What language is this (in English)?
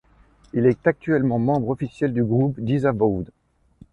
French